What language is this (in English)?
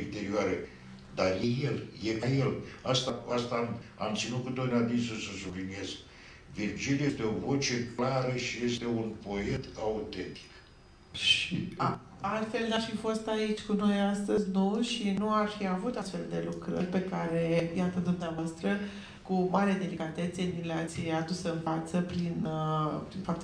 Romanian